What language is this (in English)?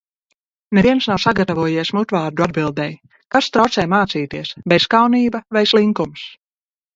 Latvian